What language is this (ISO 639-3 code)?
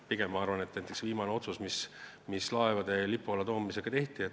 est